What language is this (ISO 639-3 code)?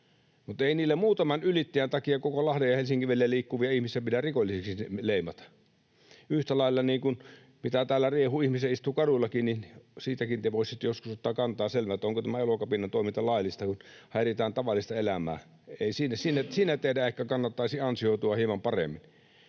fin